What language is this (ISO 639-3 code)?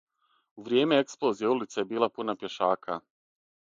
srp